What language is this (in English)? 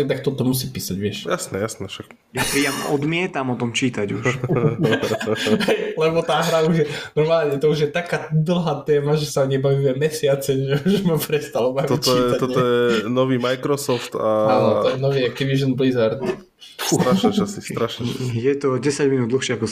Slovak